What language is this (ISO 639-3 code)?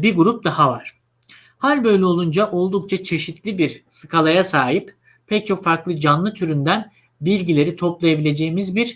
tur